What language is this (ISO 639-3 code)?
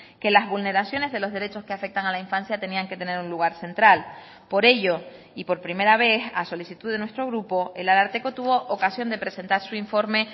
spa